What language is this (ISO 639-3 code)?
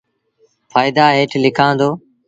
sbn